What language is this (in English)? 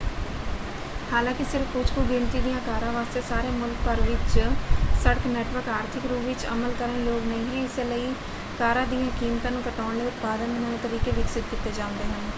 Punjabi